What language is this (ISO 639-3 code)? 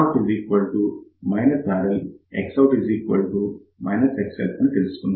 tel